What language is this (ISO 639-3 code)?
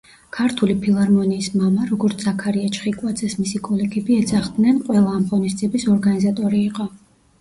kat